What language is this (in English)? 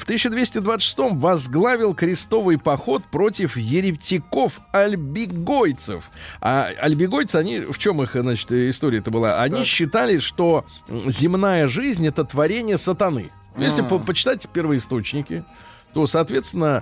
Russian